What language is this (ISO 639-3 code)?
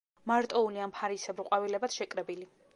kat